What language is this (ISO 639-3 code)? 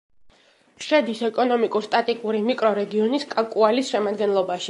kat